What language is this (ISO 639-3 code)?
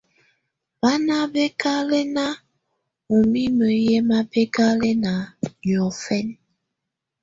tvu